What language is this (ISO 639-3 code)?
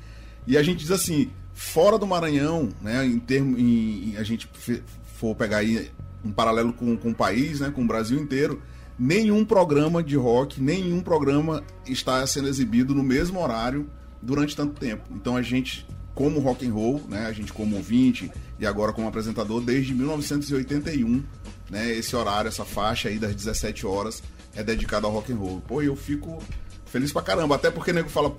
por